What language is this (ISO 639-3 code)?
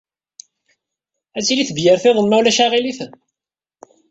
kab